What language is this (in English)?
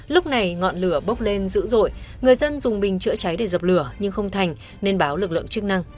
Vietnamese